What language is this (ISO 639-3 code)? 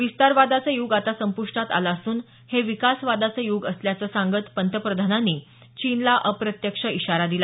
mar